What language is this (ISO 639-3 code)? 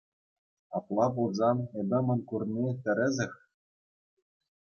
chv